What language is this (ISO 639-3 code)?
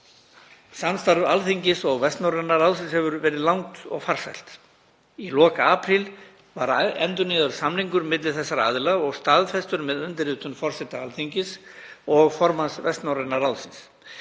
isl